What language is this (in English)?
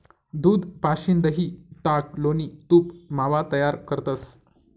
Marathi